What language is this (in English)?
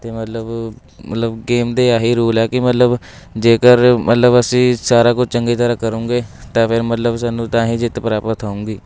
Punjabi